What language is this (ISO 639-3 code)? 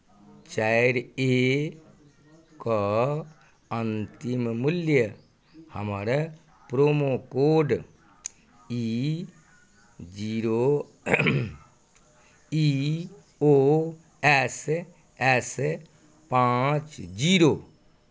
mai